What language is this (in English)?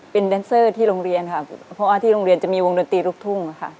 Thai